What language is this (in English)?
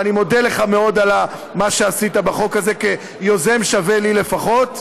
Hebrew